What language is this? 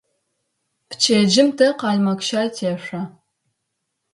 Adyghe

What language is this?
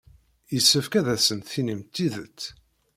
Kabyle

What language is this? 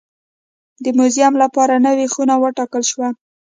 Pashto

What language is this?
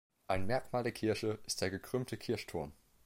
German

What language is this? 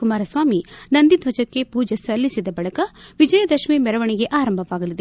Kannada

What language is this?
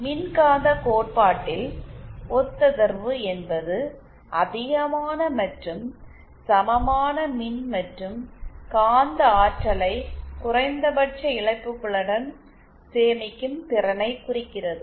Tamil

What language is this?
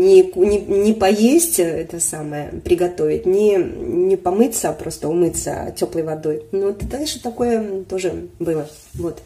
Russian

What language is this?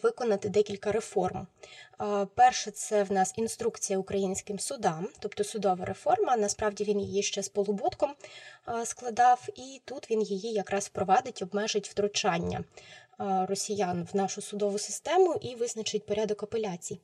Ukrainian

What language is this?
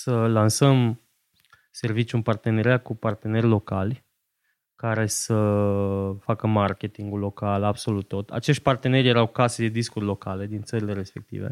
Romanian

